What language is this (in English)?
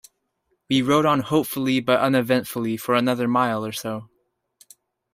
English